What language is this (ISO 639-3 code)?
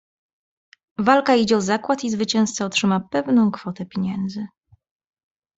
pol